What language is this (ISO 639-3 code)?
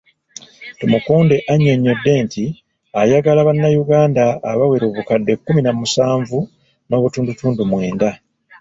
lug